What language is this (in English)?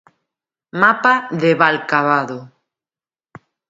Galician